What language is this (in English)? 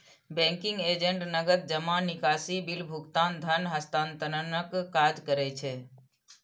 Maithili